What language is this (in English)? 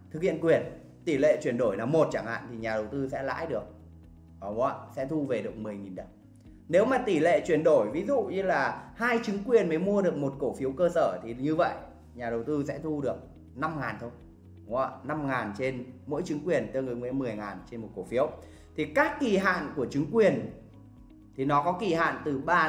Vietnamese